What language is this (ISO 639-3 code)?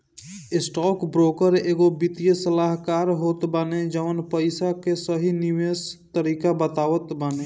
bho